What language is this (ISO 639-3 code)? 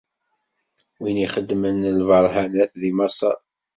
kab